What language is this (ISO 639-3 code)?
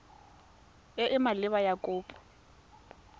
tsn